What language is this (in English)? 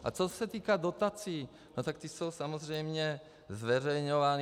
Czech